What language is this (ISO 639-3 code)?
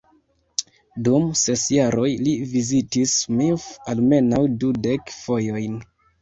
epo